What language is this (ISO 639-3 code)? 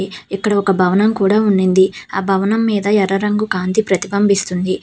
tel